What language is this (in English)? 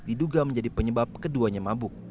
Indonesian